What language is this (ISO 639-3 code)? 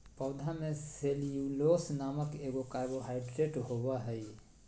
mag